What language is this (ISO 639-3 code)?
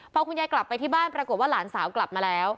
tha